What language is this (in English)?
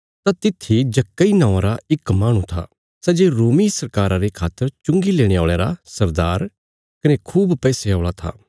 Bilaspuri